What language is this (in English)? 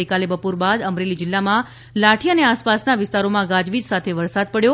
Gujarati